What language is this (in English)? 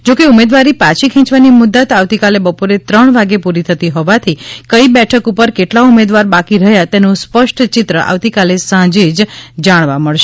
Gujarati